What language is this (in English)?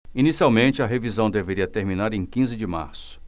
Portuguese